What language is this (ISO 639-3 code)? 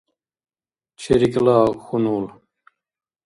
dar